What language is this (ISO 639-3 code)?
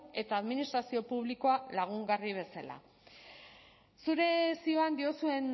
eus